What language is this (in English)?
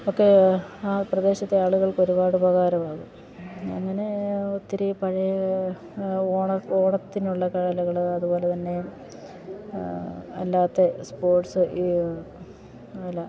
Malayalam